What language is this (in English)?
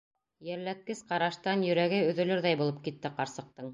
Bashkir